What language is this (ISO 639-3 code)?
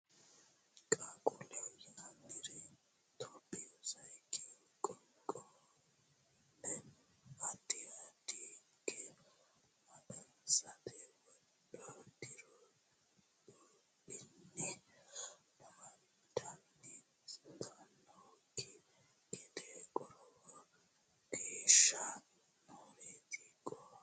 sid